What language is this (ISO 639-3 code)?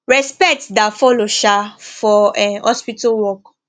pcm